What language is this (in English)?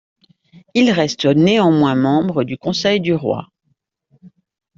French